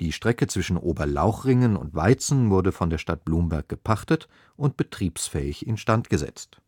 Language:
German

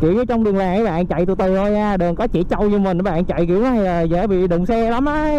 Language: Vietnamese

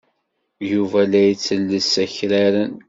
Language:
Kabyle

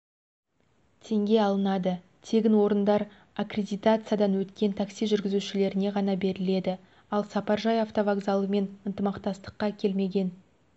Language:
Kazakh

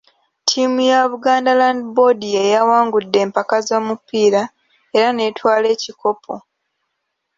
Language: Ganda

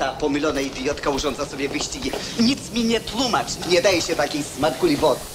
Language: Polish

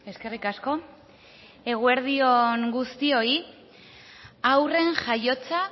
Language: Basque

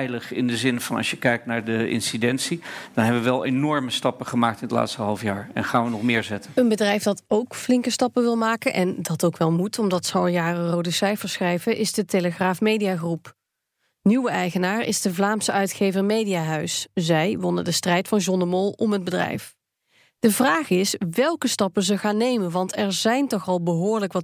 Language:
Dutch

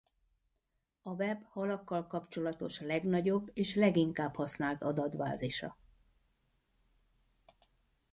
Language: Hungarian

